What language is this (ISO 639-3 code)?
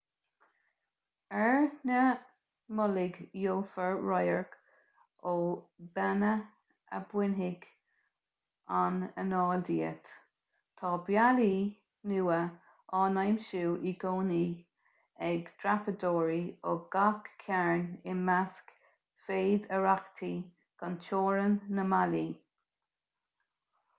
gle